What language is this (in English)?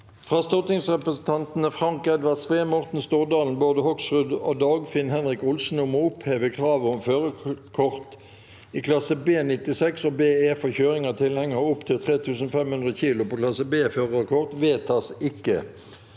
Norwegian